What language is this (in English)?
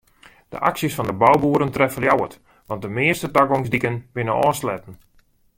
Western Frisian